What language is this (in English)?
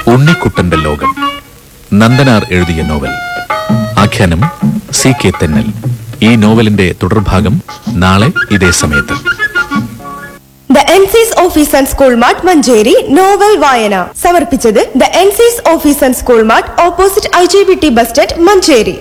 Malayalam